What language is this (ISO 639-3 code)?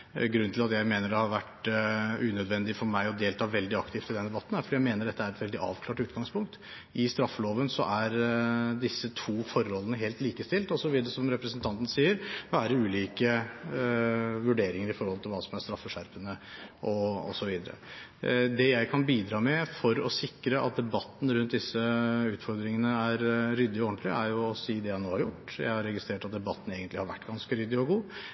nob